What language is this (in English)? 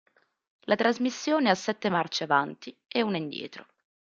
Italian